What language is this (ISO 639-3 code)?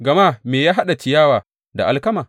hau